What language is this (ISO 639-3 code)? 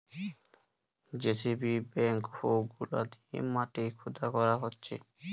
ben